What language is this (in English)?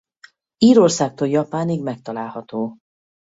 Hungarian